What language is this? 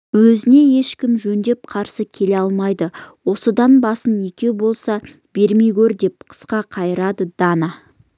Kazakh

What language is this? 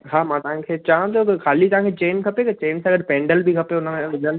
Sindhi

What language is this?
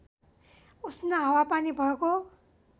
Nepali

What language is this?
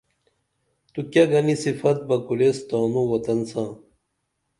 Dameli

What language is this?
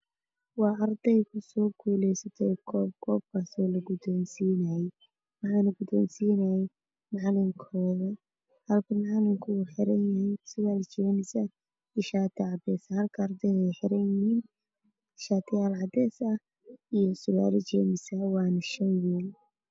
Somali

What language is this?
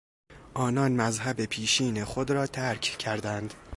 Persian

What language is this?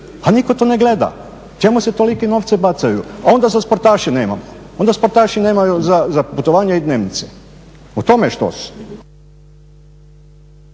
Croatian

